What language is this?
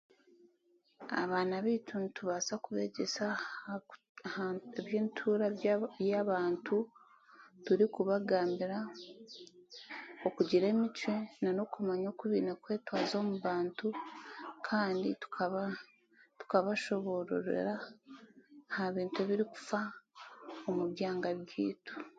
Chiga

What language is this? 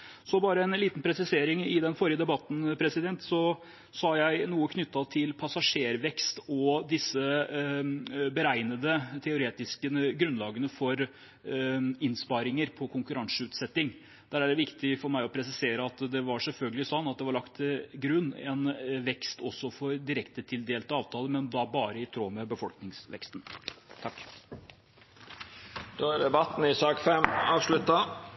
Norwegian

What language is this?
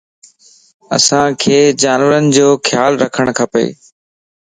Lasi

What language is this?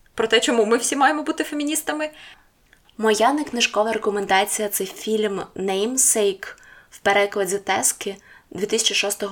Ukrainian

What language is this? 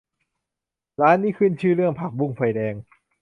Thai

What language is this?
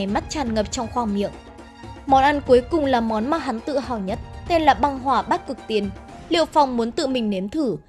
Vietnamese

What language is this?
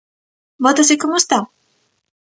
Galician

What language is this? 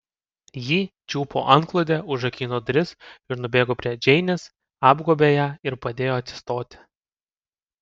Lithuanian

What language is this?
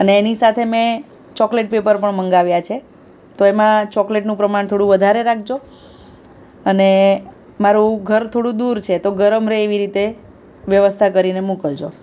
Gujarati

